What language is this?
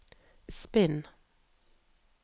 Norwegian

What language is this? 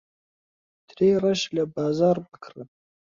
Central Kurdish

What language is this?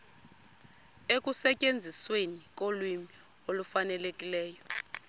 Xhosa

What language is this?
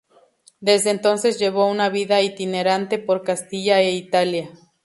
Spanish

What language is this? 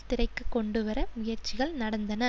Tamil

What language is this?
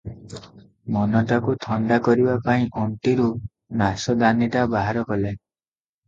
Odia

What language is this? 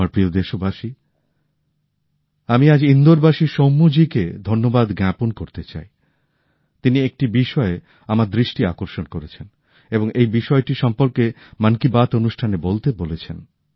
Bangla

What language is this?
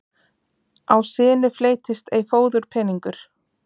Icelandic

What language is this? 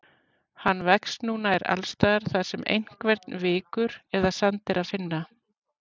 Icelandic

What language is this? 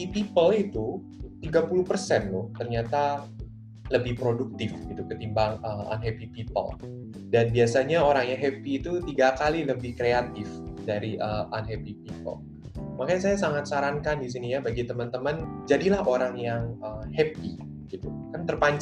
Indonesian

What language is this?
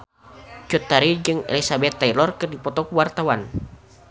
Sundanese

